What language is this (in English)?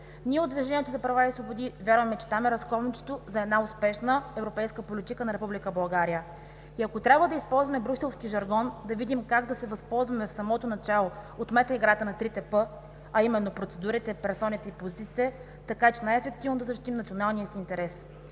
Bulgarian